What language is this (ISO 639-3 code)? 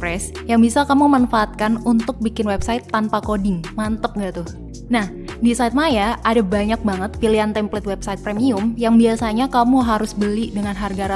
ind